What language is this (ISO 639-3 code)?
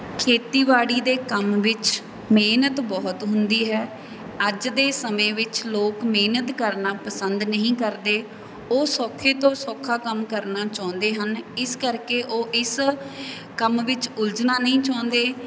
pan